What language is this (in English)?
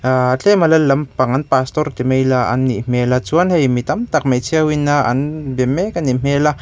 Mizo